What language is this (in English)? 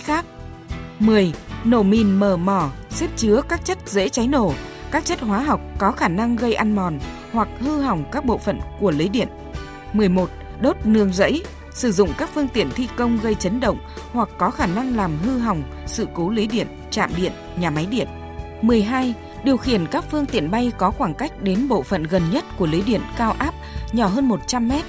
Vietnamese